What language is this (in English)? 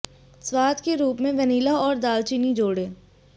Hindi